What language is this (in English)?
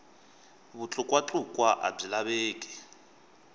Tsonga